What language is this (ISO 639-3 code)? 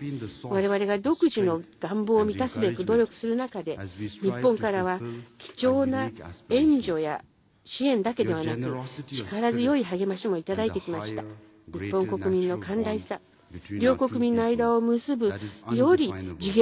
jpn